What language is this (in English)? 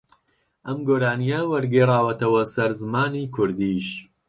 Central Kurdish